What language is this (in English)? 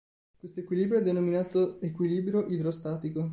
Italian